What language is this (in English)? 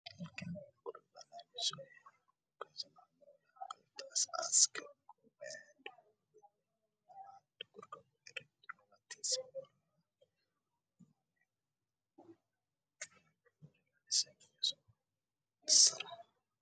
Somali